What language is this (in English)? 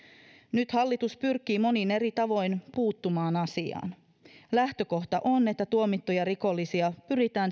Finnish